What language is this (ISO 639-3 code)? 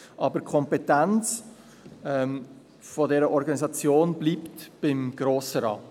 gsw